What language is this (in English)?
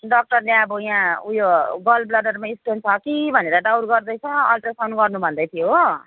Nepali